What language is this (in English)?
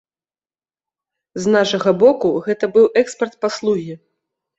Belarusian